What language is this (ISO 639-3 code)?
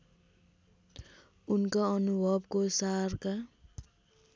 nep